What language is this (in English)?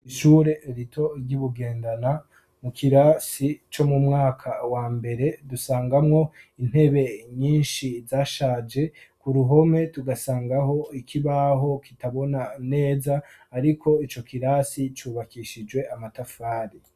Rundi